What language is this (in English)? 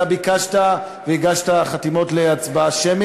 Hebrew